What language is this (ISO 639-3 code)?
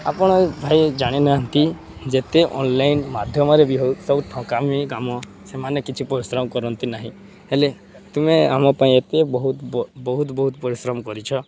ori